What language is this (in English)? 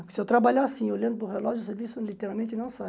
Portuguese